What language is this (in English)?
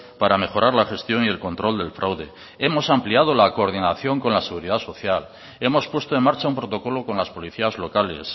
Spanish